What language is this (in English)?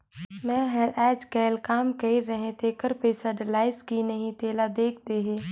Chhattisgarhi